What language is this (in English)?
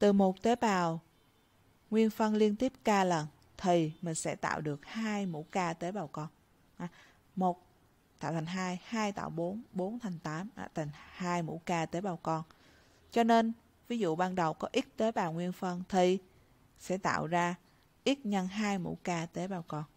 Vietnamese